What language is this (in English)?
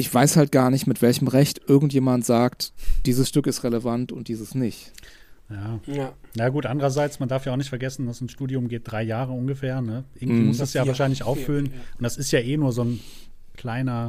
German